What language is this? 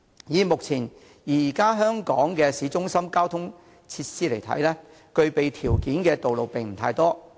Cantonese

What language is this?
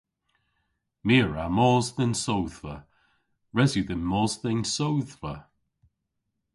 Cornish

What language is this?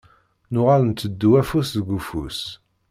Kabyle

